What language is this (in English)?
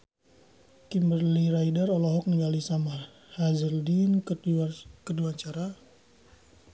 Sundanese